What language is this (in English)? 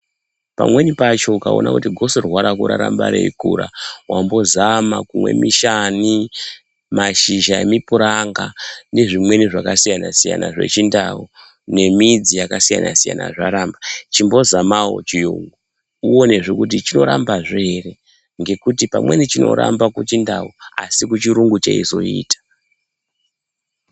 Ndau